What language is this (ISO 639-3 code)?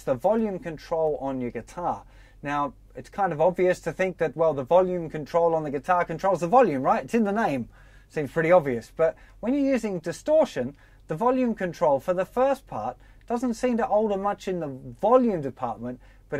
eng